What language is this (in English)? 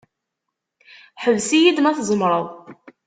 Kabyle